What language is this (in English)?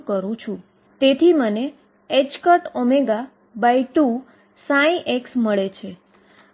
Gujarati